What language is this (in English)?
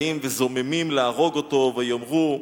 Hebrew